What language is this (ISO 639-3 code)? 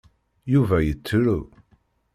kab